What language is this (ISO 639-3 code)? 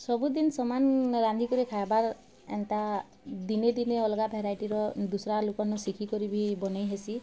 ori